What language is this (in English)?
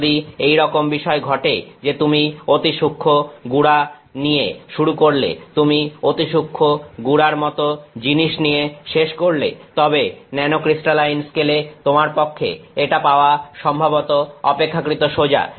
Bangla